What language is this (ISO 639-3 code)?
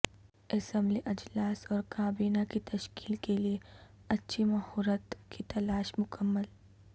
urd